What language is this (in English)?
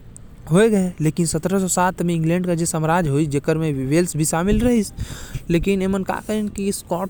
Korwa